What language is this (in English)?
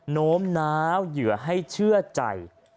Thai